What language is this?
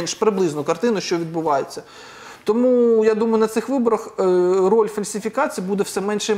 Ukrainian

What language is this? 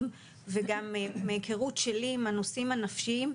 Hebrew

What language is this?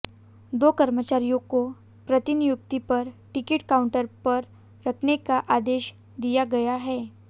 Hindi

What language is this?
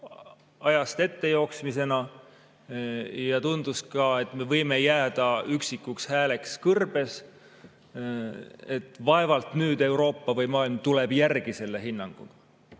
Estonian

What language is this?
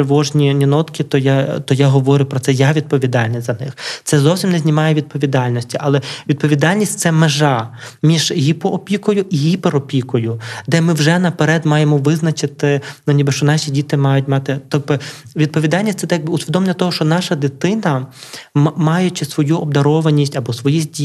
Ukrainian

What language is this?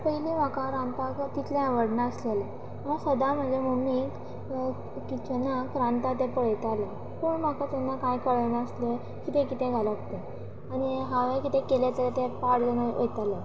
Konkani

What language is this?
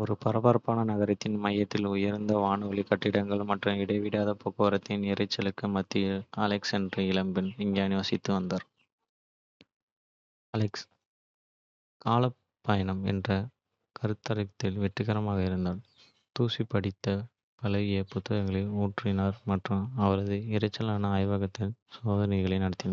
Kota (India)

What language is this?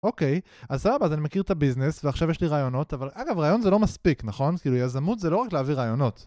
Hebrew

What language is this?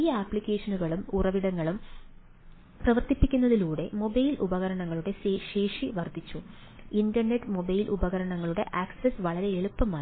Malayalam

